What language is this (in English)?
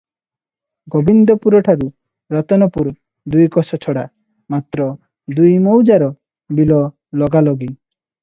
Odia